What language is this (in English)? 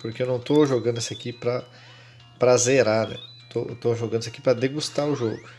Portuguese